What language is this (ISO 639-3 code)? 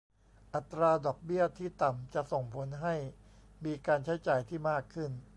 tha